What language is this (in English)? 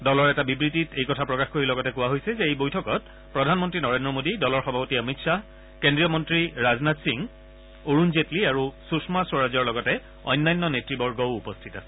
Assamese